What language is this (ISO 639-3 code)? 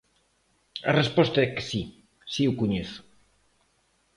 glg